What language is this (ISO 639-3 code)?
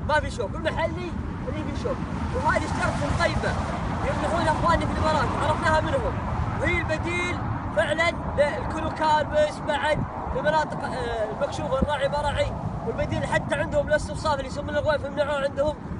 ara